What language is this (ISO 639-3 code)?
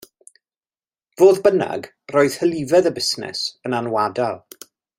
cym